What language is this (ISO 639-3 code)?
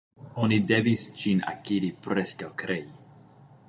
epo